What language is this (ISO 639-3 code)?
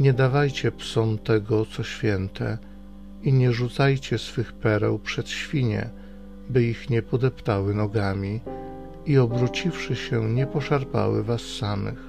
pol